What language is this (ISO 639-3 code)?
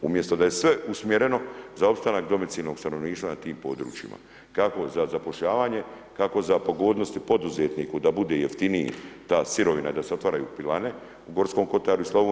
hrv